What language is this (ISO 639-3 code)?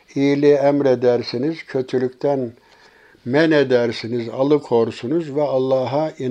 tur